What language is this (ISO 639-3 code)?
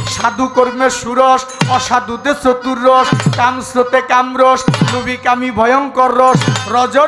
ara